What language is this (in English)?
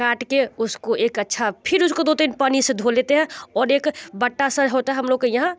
Hindi